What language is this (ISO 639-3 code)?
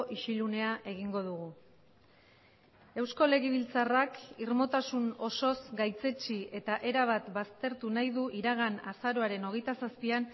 eus